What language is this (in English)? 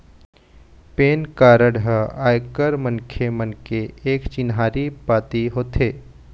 Chhattisgarhi